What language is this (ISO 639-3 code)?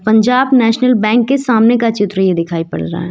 hin